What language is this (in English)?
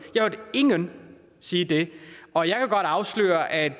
Danish